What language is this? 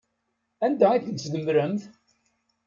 Kabyle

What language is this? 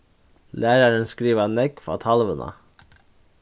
Faroese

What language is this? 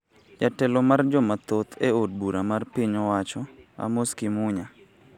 Luo (Kenya and Tanzania)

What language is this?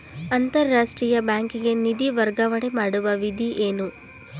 Kannada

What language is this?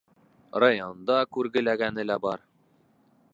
Bashkir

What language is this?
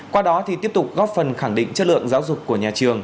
Vietnamese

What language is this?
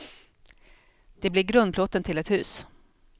Swedish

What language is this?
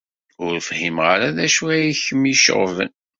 Kabyle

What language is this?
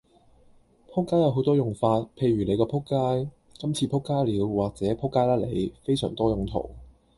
Cantonese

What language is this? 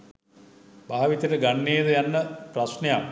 Sinhala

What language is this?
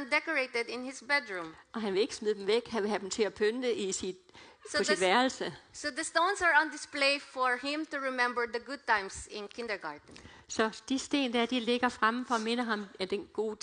Danish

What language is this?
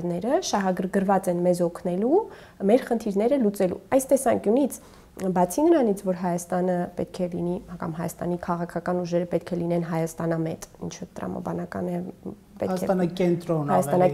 Romanian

